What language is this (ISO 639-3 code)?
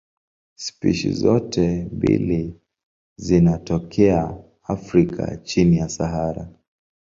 swa